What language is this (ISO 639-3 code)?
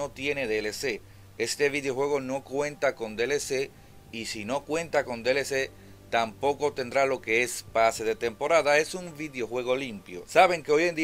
spa